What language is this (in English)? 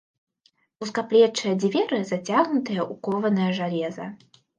Belarusian